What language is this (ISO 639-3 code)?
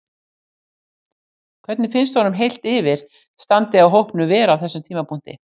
isl